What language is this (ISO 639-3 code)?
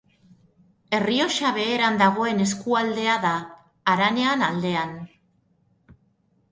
eus